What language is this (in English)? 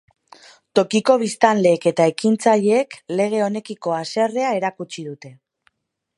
Basque